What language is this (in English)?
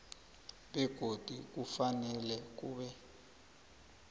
South Ndebele